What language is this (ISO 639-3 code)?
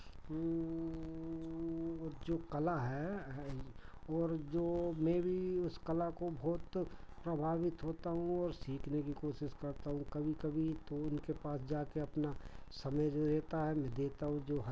hin